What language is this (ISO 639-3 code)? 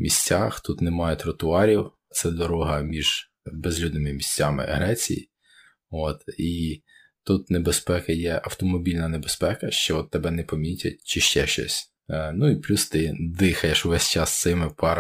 ukr